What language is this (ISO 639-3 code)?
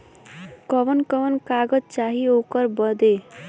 bho